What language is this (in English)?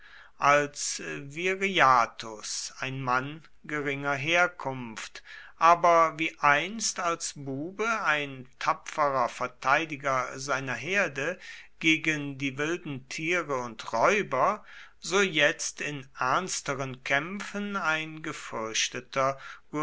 German